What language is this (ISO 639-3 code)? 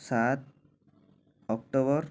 ori